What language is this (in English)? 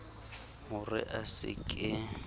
Southern Sotho